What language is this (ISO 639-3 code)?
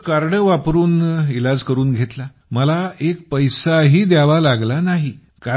mar